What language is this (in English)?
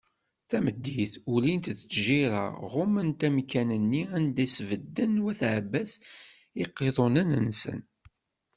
Kabyle